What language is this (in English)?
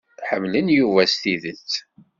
Kabyle